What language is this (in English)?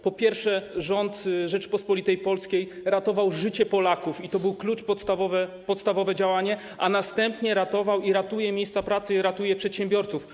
Polish